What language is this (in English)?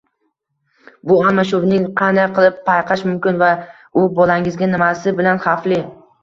Uzbek